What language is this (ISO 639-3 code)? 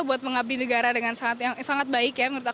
ind